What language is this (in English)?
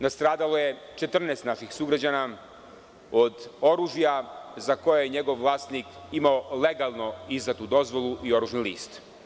Serbian